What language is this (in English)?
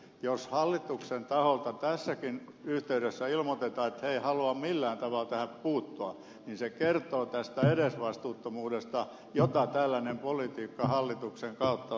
Finnish